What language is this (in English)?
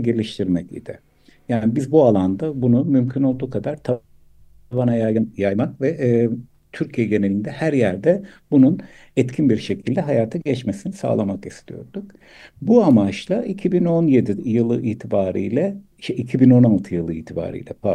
Turkish